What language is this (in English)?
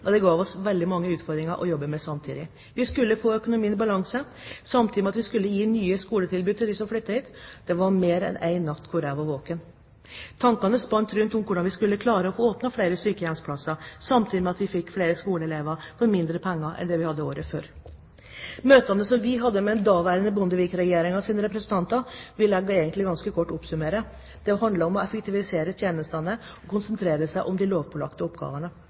Norwegian Bokmål